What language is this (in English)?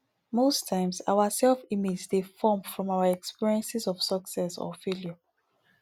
Nigerian Pidgin